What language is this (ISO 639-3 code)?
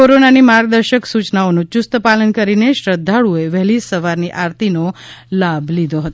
guj